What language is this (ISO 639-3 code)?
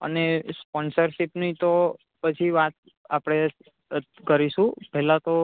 guj